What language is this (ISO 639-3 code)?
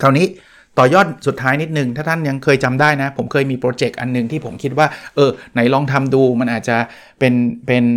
tha